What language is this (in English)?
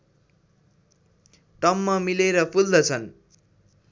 Nepali